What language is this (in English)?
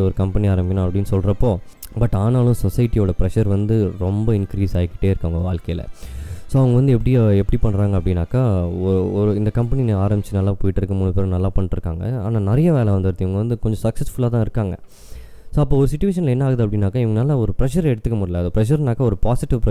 Tamil